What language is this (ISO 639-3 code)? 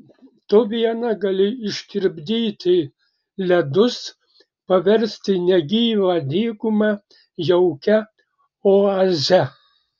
lit